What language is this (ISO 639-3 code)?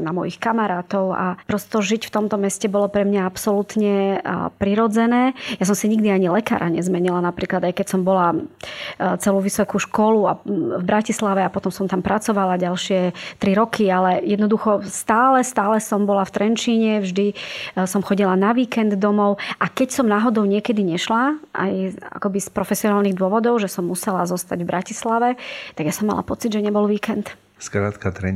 slk